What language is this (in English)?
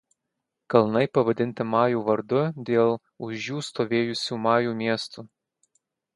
Lithuanian